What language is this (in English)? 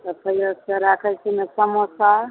Maithili